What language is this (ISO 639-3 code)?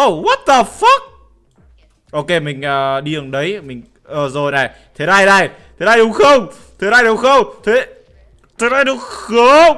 vie